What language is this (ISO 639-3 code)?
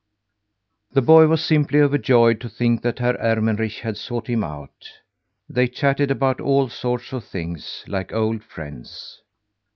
eng